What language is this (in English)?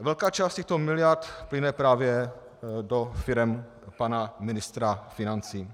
Czech